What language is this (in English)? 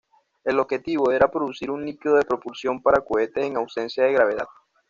Spanish